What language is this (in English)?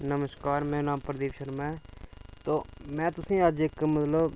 Dogri